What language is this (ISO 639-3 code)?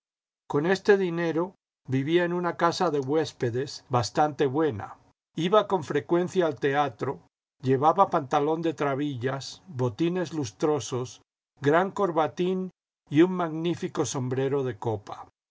spa